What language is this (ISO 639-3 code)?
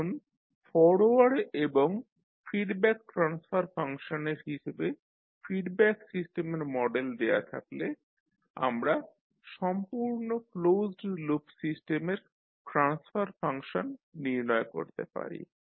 ben